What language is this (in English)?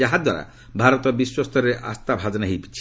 Odia